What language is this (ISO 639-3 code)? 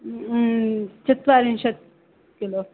san